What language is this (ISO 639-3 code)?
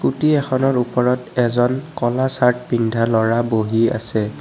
asm